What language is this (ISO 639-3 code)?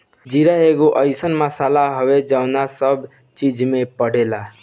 bho